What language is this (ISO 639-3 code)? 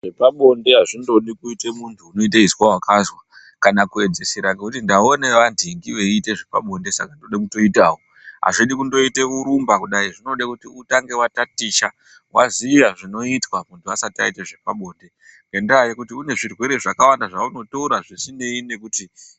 ndc